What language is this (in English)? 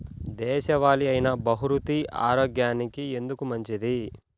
Telugu